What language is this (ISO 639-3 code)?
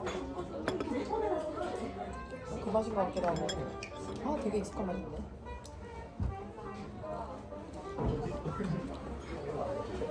kor